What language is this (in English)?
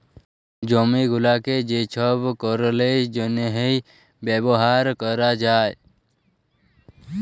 Bangla